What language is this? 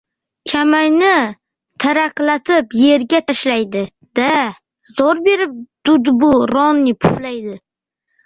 Uzbek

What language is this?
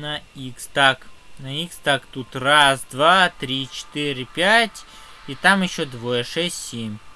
Russian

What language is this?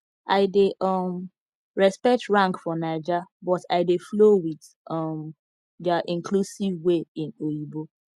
Nigerian Pidgin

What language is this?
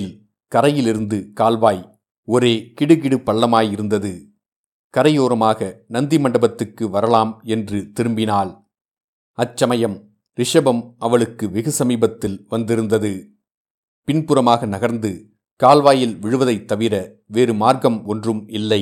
Tamil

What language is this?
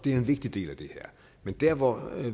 Danish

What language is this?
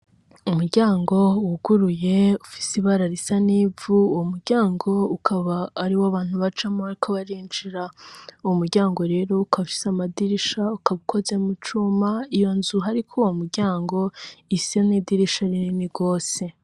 Rundi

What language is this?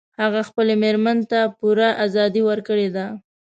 Pashto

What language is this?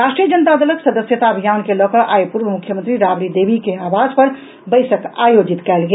Maithili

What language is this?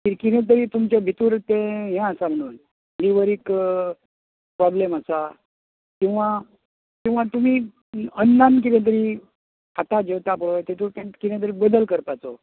Konkani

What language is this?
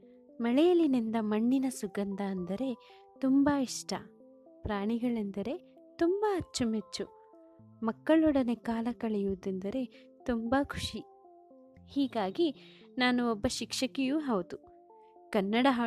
Kannada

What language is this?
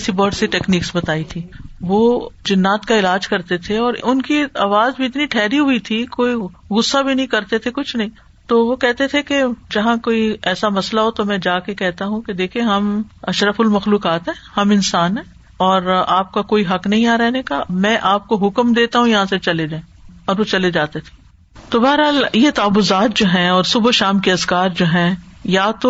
Urdu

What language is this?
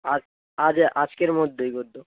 Bangla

